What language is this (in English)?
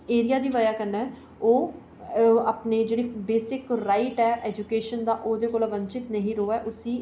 Dogri